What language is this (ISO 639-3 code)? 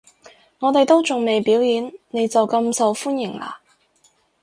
yue